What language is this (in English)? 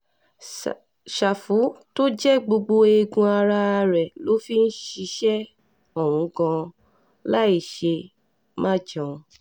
Yoruba